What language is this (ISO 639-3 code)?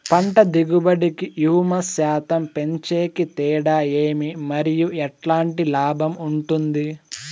tel